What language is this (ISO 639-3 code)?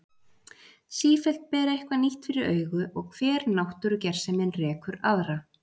isl